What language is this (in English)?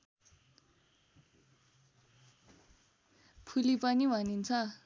Nepali